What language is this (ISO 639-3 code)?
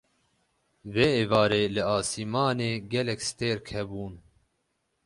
kur